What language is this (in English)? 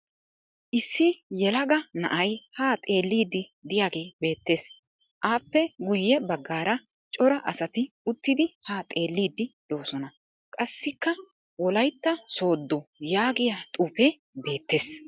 Wolaytta